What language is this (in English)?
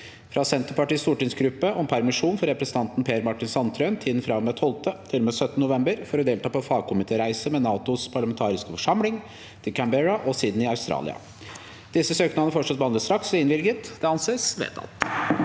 Norwegian